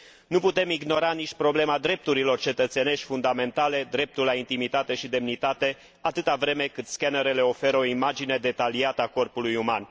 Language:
Romanian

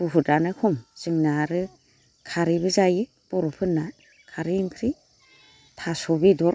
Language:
Bodo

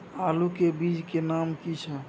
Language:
Maithili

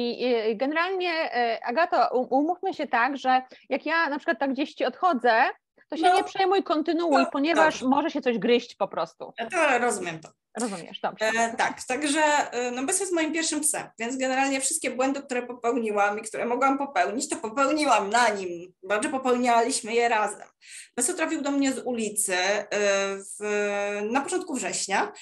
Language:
Polish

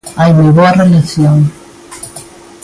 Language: Galician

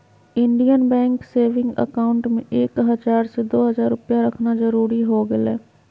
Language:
Magahi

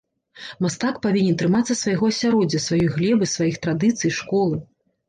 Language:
Belarusian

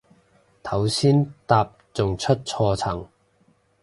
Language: Cantonese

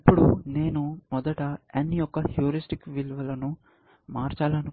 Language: Telugu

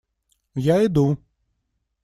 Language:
Russian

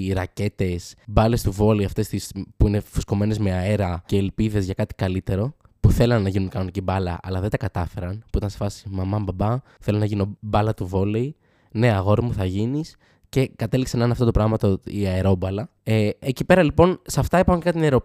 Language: Greek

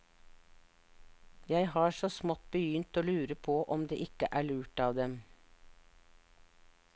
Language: Norwegian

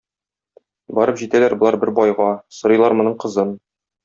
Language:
Tatar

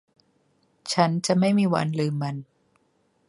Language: Thai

